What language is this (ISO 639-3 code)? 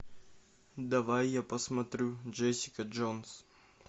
rus